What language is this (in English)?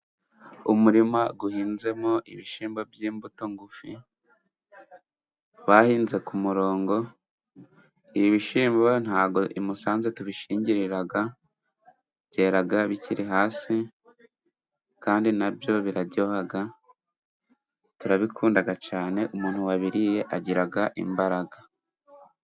Kinyarwanda